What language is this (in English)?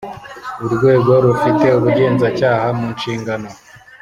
Kinyarwanda